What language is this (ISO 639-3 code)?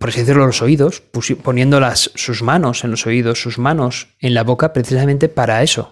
spa